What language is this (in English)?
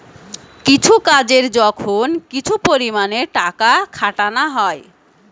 Bangla